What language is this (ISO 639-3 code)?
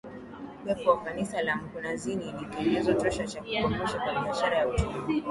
swa